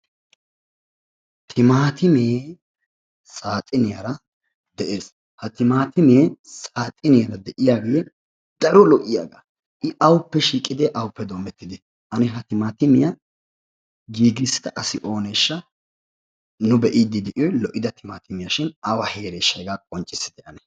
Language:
Wolaytta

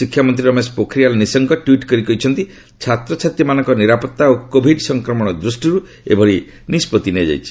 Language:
Odia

